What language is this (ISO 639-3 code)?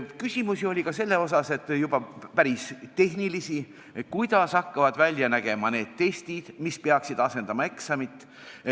est